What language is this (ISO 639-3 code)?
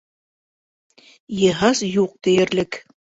bak